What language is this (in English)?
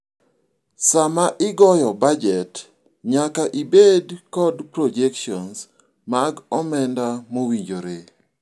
Luo (Kenya and Tanzania)